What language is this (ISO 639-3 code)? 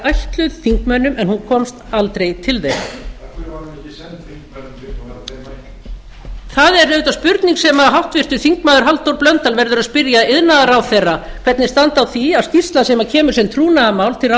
isl